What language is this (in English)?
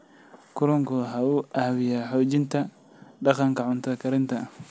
Somali